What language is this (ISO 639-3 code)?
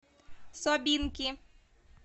rus